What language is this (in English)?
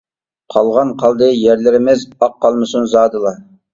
Uyghur